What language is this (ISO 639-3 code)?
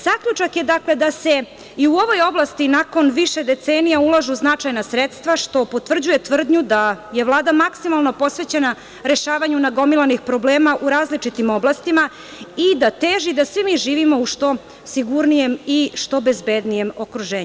srp